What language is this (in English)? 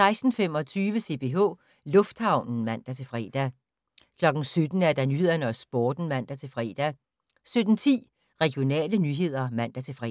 Danish